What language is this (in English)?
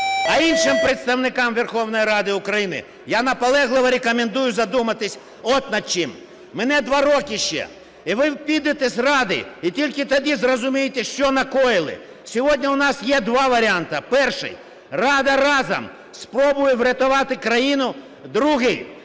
Ukrainian